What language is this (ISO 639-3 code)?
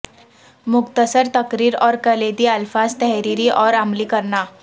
urd